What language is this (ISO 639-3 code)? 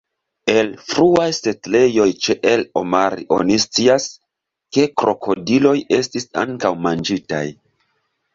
epo